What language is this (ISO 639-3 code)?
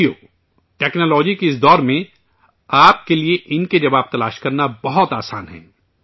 urd